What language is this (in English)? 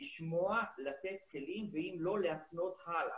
Hebrew